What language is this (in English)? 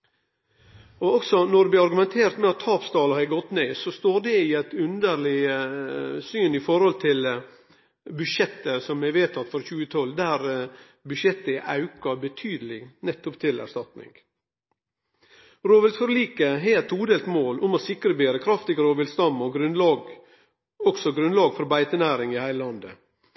Norwegian Nynorsk